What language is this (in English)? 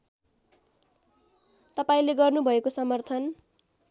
Nepali